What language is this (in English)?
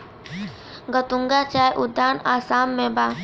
Bhojpuri